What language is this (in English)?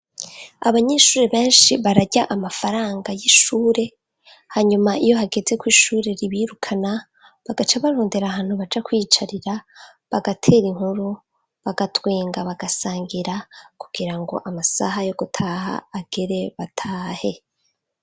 Rundi